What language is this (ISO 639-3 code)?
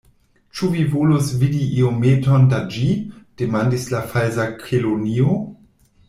epo